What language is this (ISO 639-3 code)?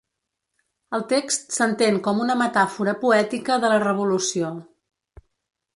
cat